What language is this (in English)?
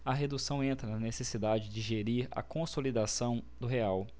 Portuguese